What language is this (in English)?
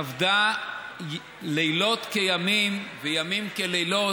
Hebrew